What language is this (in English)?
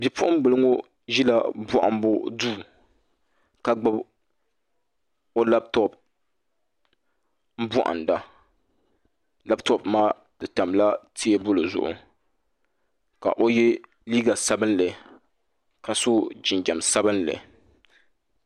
Dagbani